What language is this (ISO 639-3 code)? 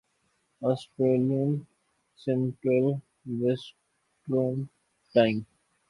urd